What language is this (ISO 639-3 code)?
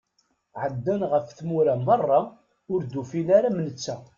kab